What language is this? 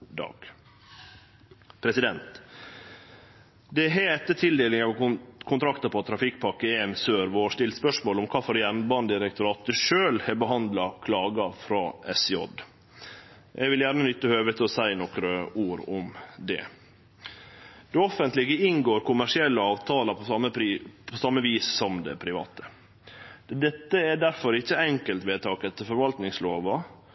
Norwegian Nynorsk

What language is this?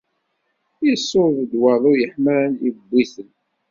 Kabyle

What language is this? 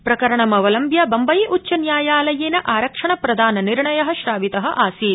Sanskrit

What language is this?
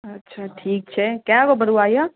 Maithili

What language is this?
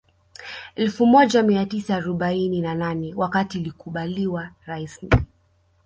Swahili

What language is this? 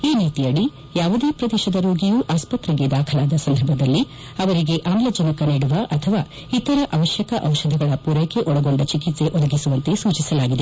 Kannada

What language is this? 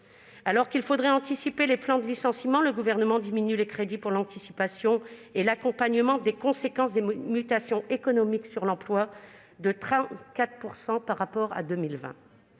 French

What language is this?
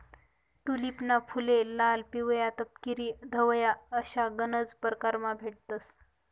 Marathi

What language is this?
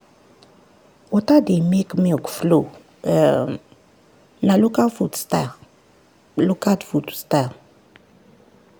Nigerian Pidgin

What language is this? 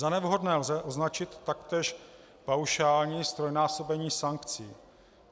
Czech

